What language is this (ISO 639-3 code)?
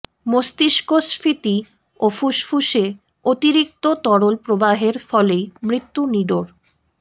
ben